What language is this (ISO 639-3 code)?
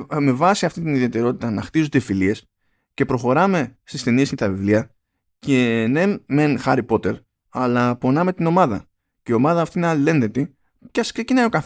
ell